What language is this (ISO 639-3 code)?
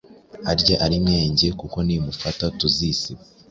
kin